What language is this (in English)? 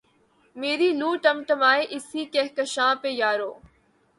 Urdu